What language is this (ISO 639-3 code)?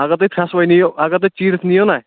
kas